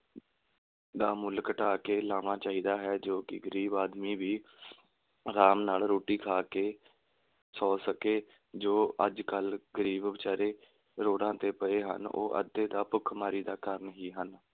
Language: Punjabi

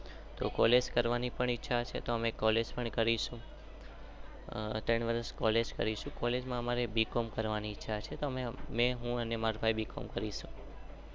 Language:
Gujarati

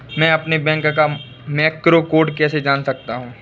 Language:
Hindi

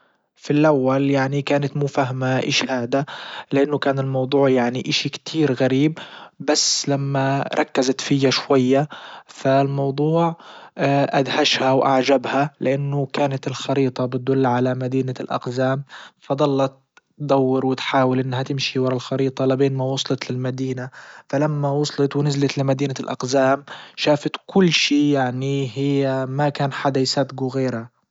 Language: Libyan Arabic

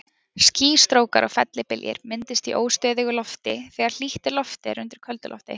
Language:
Icelandic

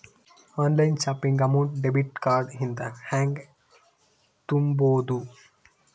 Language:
Kannada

